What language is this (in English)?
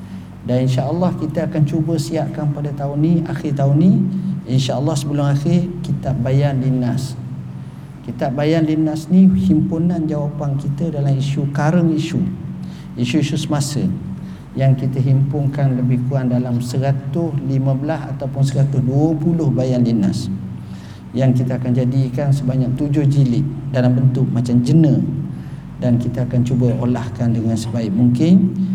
Malay